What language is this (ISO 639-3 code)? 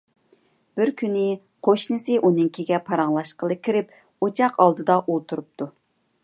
uig